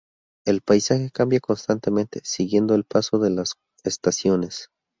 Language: Spanish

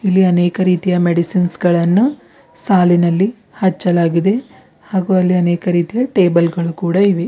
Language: Kannada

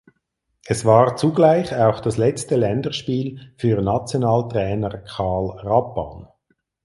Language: German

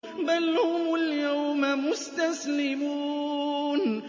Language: Arabic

